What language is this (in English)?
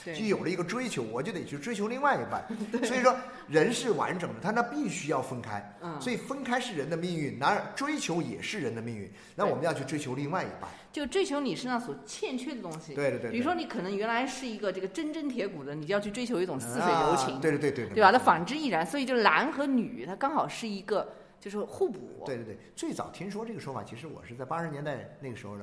Chinese